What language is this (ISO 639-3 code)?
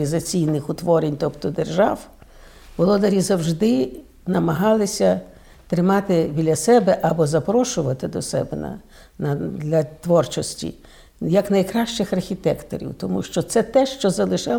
ukr